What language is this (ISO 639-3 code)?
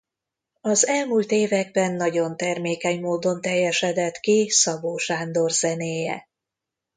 hun